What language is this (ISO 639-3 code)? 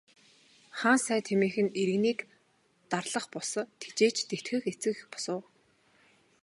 mon